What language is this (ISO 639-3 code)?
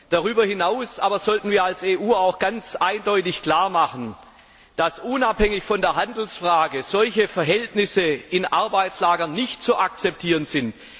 deu